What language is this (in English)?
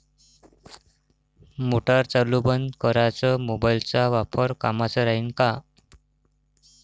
Marathi